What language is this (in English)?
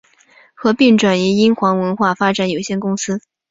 Chinese